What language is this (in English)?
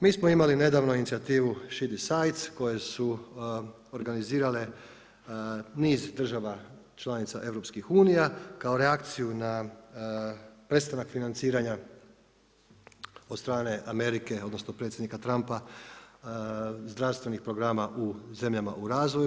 Croatian